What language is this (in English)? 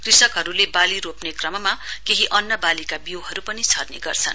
Nepali